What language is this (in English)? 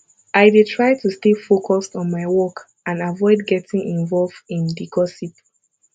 Nigerian Pidgin